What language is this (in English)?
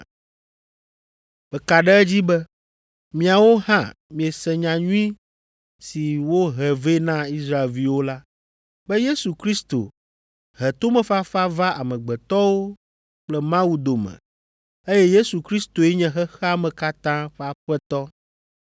Ewe